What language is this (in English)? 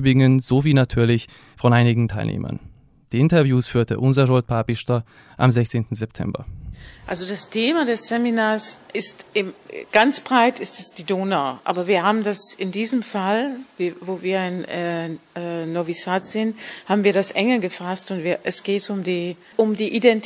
German